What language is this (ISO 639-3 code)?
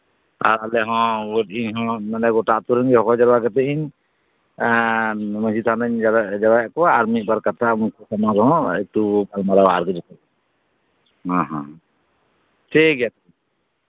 sat